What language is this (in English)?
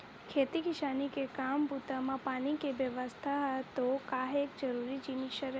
Chhattisgarhi